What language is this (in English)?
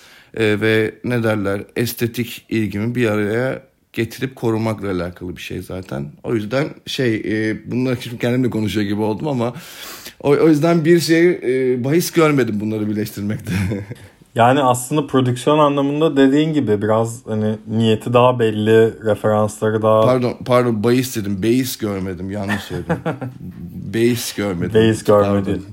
Turkish